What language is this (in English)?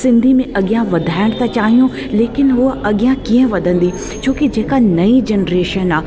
Sindhi